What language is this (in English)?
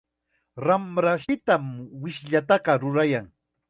Chiquián Ancash Quechua